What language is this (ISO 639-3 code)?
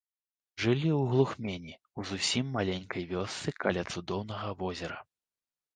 bel